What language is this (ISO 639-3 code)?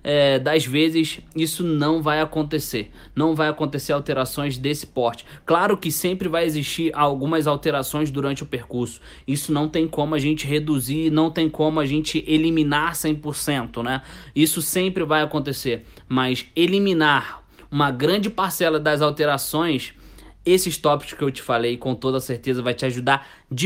por